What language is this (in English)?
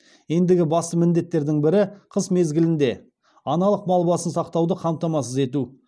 Kazakh